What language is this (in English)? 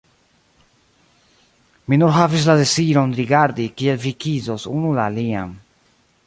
Esperanto